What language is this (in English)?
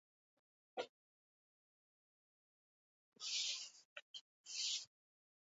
Basque